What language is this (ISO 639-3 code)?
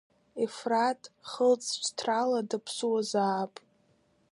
abk